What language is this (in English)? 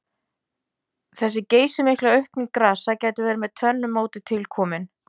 Icelandic